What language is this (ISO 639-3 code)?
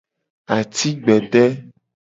gej